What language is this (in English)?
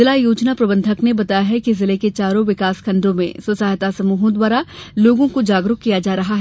Hindi